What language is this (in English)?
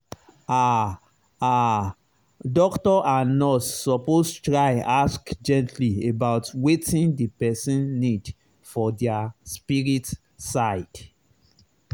Nigerian Pidgin